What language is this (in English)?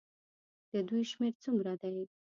Pashto